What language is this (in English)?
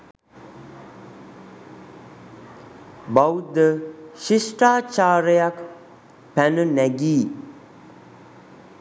Sinhala